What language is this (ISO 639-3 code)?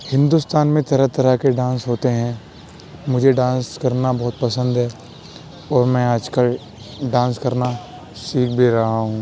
urd